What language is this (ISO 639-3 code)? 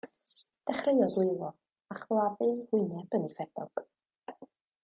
cym